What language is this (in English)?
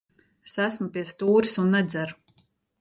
Latvian